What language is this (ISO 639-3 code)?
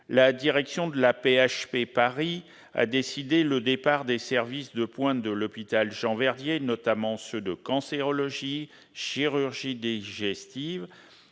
fra